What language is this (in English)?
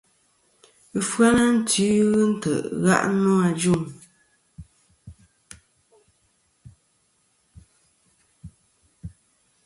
Kom